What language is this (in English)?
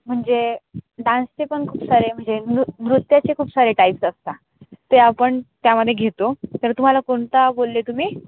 Marathi